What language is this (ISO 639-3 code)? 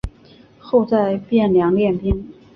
zho